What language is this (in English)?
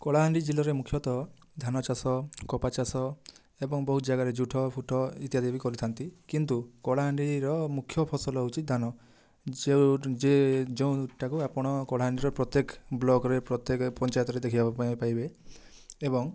Odia